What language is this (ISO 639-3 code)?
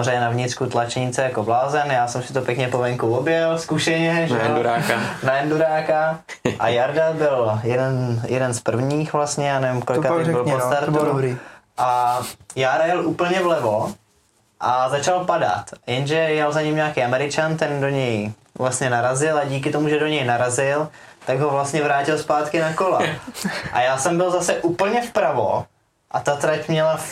ces